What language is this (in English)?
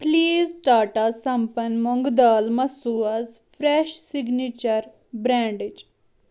Kashmiri